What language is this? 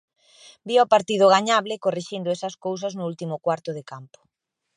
Galician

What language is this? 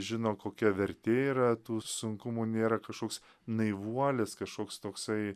Lithuanian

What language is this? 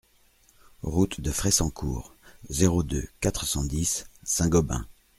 French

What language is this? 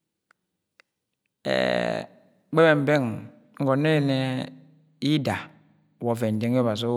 Agwagwune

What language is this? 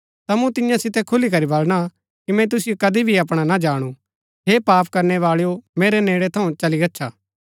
Gaddi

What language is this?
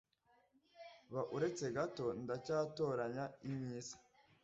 Kinyarwanda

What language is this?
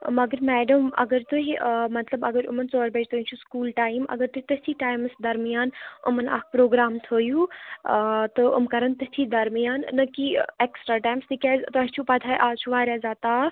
Kashmiri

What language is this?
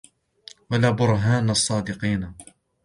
Arabic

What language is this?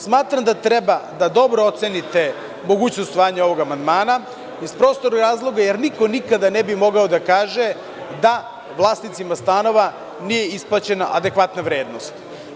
Serbian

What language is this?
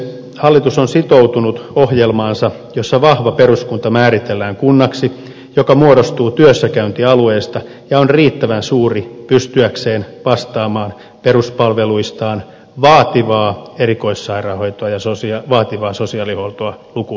Finnish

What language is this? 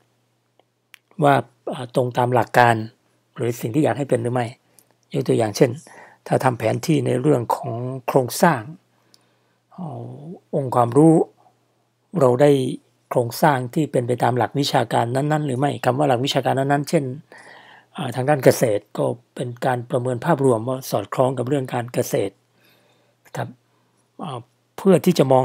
Thai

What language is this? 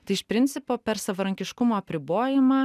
Lithuanian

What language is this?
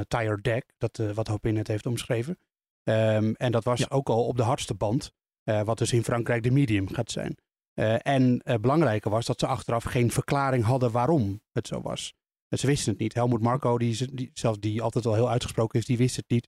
Dutch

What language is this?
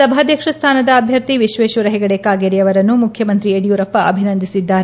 Kannada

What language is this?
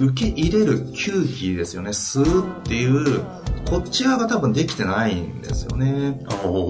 Japanese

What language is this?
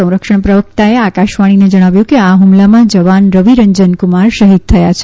Gujarati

